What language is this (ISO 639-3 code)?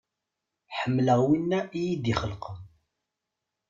kab